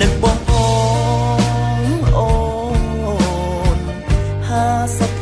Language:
Vietnamese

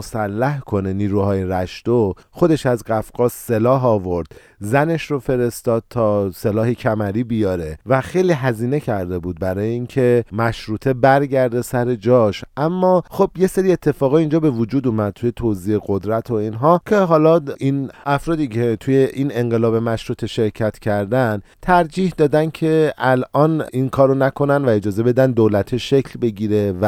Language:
Persian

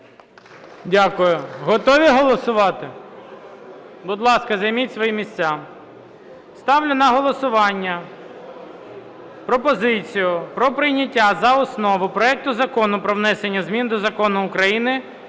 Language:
Ukrainian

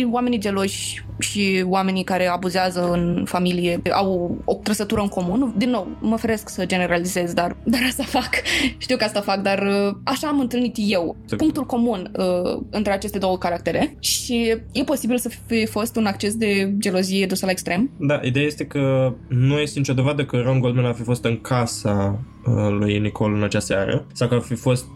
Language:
Romanian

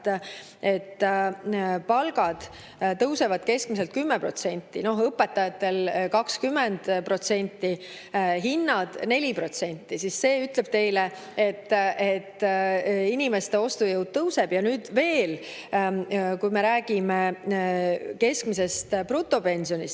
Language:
Estonian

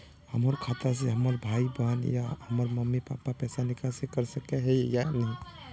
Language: Magahi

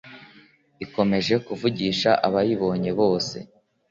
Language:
Kinyarwanda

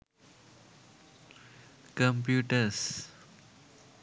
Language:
Sinhala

